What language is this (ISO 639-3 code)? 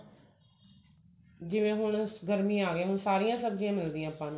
pan